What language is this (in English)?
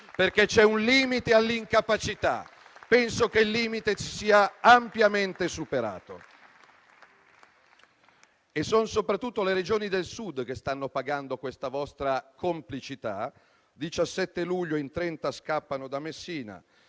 Italian